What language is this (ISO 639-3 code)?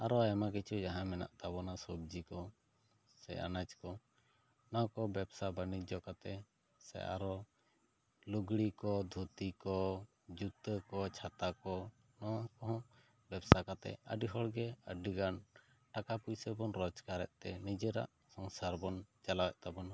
sat